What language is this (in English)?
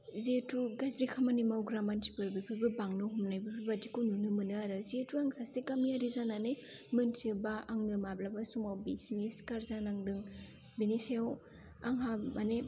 Bodo